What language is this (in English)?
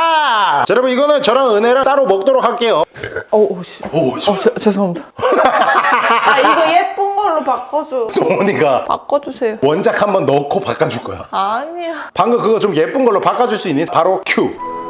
Korean